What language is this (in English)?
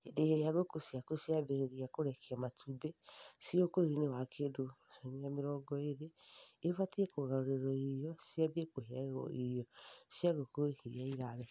Kikuyu